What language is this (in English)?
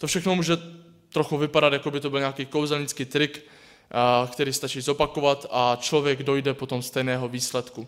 Czech